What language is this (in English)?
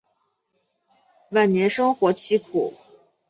Chinese